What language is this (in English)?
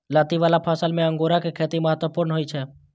Maithili